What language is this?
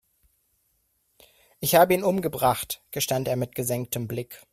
German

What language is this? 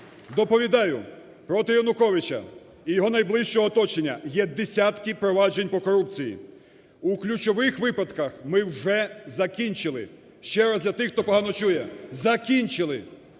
Ukrainian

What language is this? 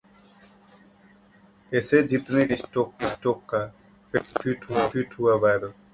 Hindi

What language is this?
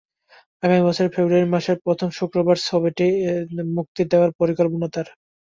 Bangla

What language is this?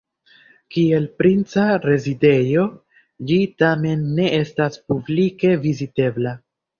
Esperanto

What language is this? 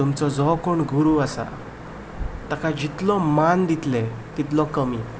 Konkani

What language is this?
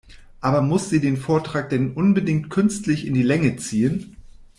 German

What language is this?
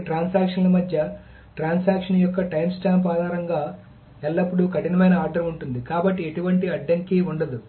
Telugu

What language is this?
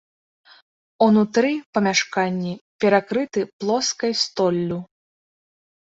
Belarusian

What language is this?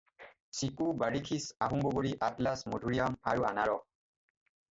Assamese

